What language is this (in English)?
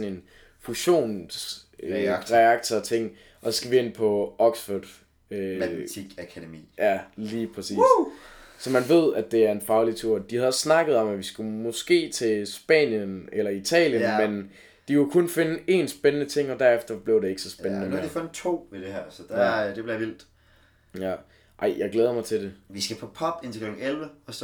Danish